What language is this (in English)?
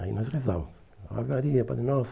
Portuguese